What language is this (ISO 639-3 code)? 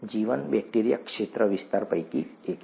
guj